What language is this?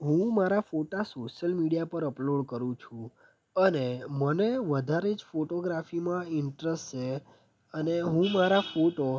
Gujarati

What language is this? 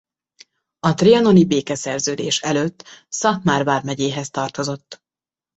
Hungarian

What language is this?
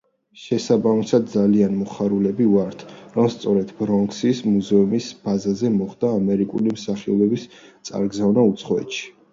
Georgian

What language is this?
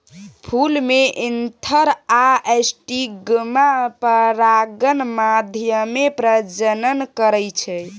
Maithili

